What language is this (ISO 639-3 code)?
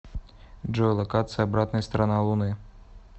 rus